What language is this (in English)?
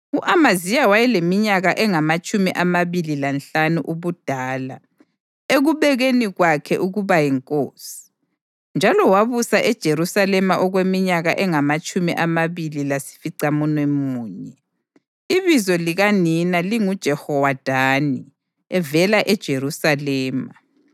North Ndebele